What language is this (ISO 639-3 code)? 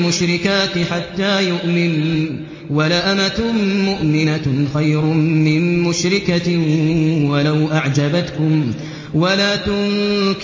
ara